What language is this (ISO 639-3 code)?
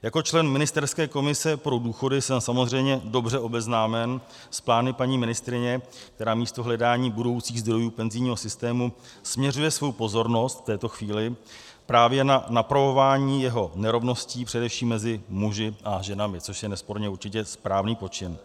ces